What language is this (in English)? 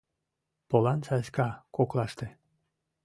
Mari